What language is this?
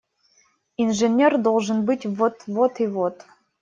Russian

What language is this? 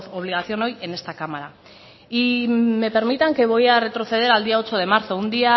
Spanish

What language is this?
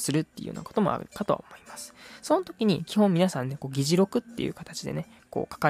Japanese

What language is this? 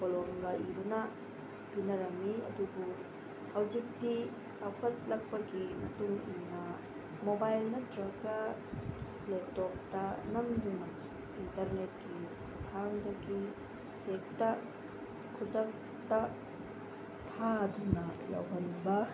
Manipuri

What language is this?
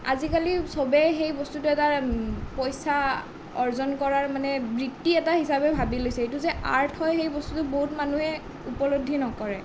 Assamese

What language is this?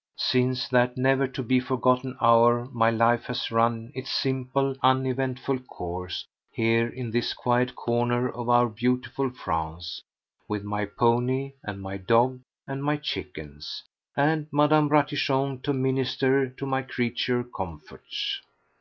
English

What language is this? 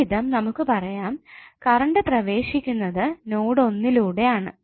Malayalam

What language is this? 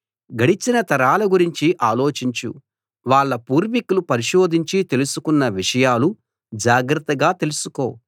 Telugu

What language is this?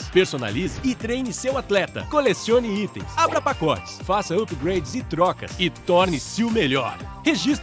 Portuguese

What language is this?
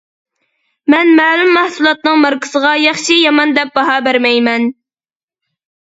Uyghur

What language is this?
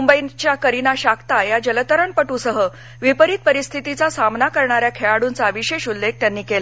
Marathi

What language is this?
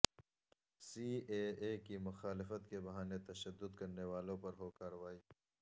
Urdu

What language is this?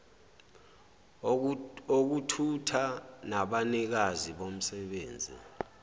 Zulu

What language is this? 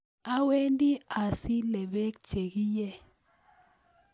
Kalenjin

